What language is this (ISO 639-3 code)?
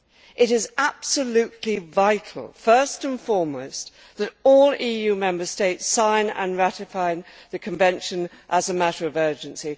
eng